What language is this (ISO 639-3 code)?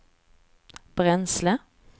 swe